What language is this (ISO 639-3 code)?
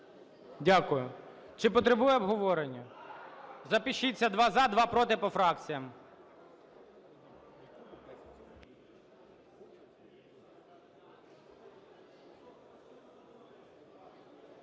ukr